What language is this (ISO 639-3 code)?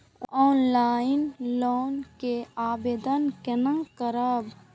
mai